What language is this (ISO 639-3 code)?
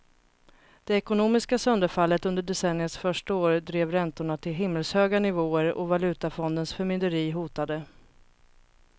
swe